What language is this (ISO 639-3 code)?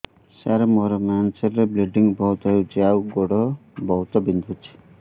ori